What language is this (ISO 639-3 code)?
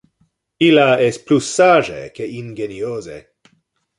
ina